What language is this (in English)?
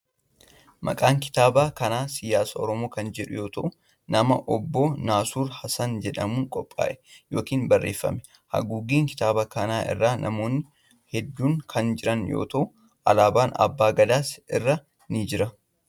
Oromo